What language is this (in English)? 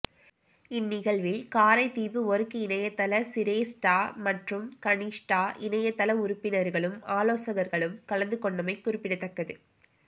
Tamil